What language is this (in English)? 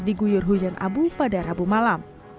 Indonesian